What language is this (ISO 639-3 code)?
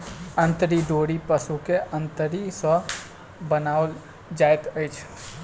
mai